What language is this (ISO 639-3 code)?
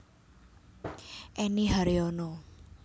jav